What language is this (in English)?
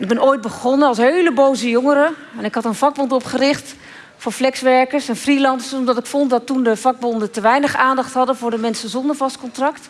Dutch